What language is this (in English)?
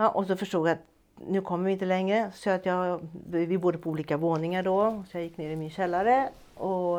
Swedish